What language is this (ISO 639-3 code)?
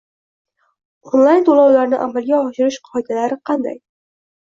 uzb